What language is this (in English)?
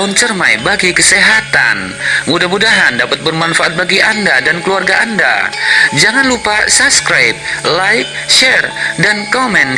Indonesian